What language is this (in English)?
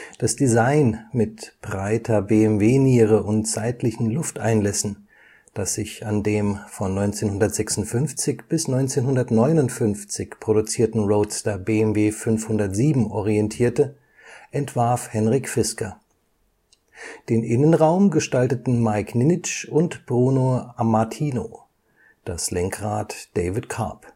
German